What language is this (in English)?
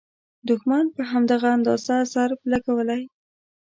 Pashto